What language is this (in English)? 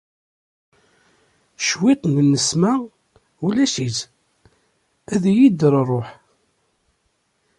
Kabyle